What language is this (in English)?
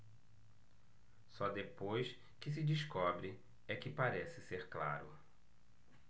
Portuguese